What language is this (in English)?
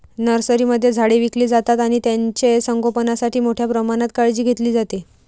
Marathi